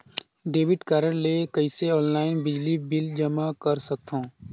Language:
Chhattisgarhi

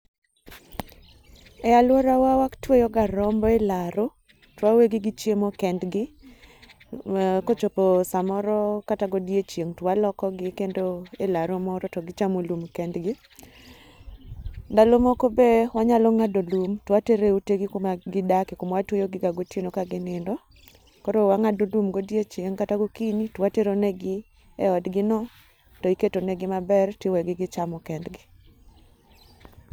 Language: Luo (Kenya and Tanzania)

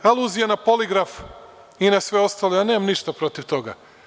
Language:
Serbian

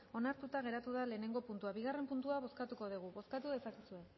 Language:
Basque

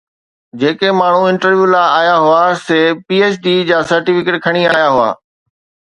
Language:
Sindhi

